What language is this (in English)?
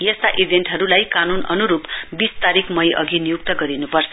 Nepali